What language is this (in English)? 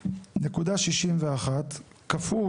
Hebrew